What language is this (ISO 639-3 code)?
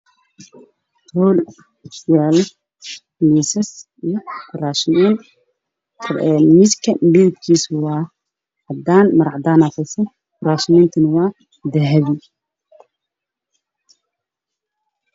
som